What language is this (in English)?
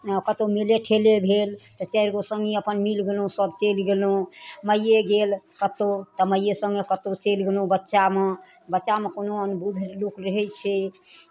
Maithili